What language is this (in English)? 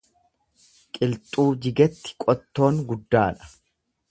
Oromo